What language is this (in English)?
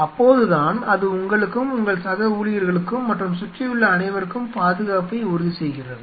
Tamil